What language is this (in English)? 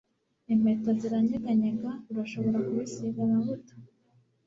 Kinyarwanda